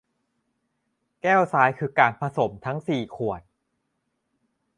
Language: Thai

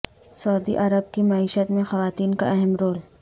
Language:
Urdu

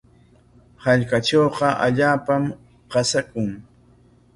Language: Corongo Ancash Quechua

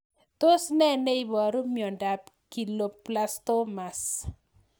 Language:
Kalenjin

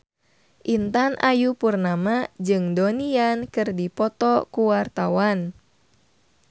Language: Sundanese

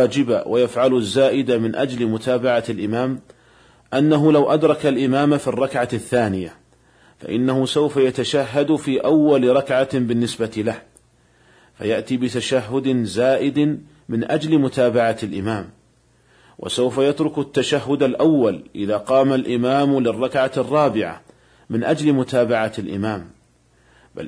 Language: Arabic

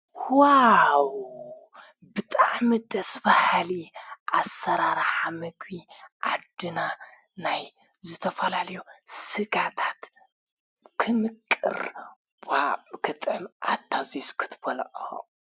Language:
Tigrinya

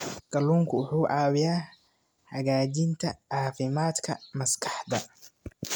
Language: Somali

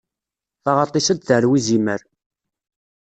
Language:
Kabyle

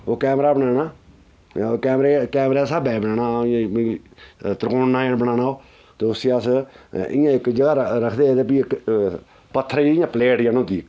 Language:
Dogri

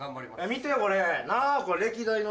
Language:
Japanese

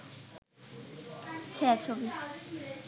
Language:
Bangla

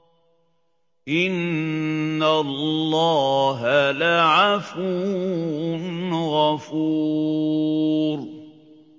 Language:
Arabic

